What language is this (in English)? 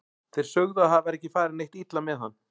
Icelandic